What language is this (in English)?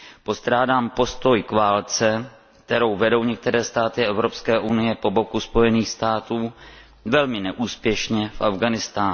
Czech